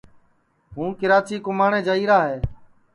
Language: Sansi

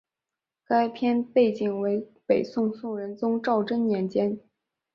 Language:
Chinese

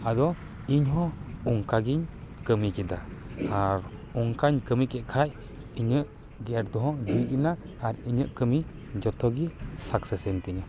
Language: Santali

